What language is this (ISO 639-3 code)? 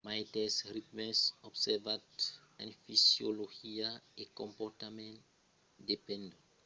oci